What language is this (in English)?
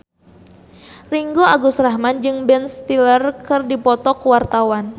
Sundanese